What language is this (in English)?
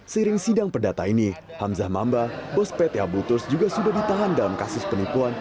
Indonesian